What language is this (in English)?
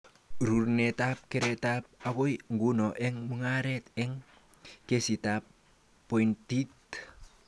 Kalenjin